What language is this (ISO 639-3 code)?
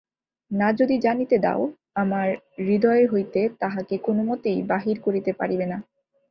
ben